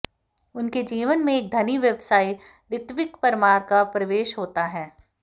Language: Hindi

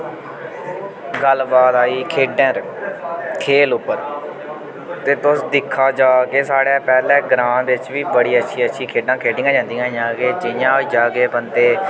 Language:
Dogri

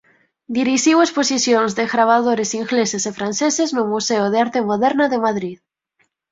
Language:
Galician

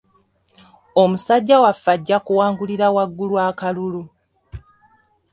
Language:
Ganda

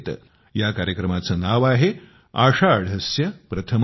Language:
Marathi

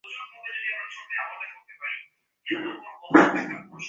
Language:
Bangla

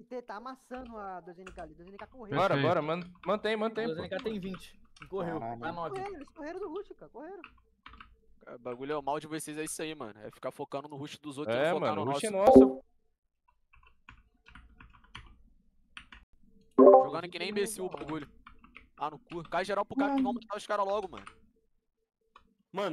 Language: Portuguese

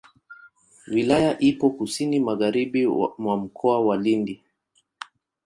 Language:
Swahili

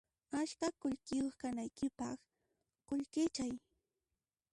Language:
Puno Quechua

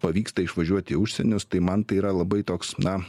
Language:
Lithuanian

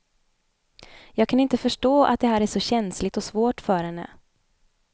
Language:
Swedish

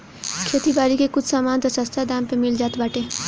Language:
Bhojpuri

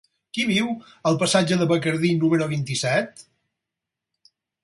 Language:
Catalan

